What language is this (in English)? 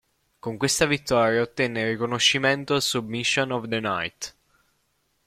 Italian